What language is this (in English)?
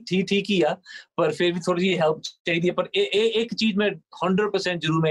Punjabi